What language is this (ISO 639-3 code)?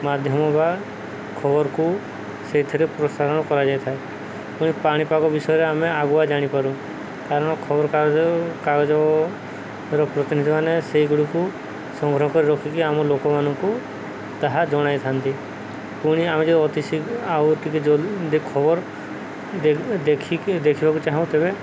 ori